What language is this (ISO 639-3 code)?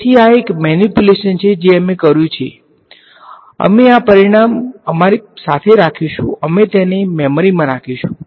guj